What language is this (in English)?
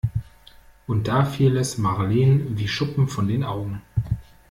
German